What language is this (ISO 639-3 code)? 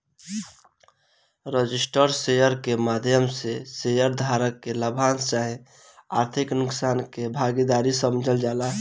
bho